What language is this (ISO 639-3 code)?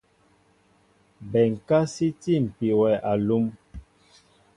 mbo